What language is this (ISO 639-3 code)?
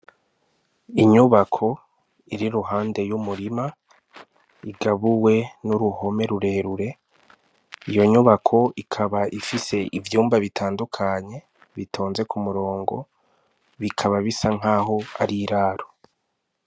run